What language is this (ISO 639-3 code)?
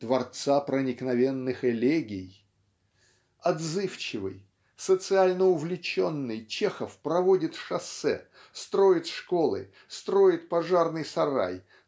rus